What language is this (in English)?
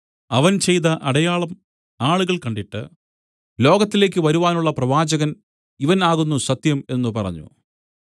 Malayalam